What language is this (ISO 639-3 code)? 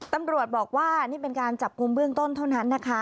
tha